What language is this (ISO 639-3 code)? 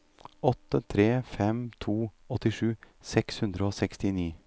nor